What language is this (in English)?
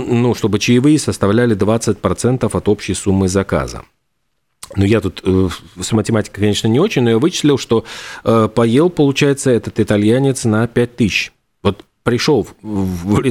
Russian